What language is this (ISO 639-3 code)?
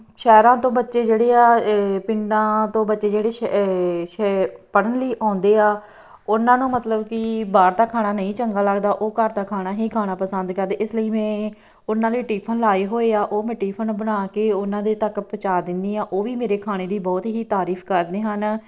pan